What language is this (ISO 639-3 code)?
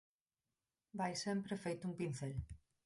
glg